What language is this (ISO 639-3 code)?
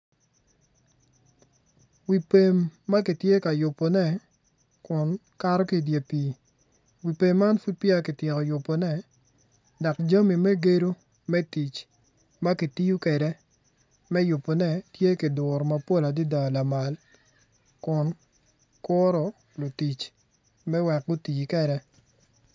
ach